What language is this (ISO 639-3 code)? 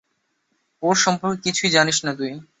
ben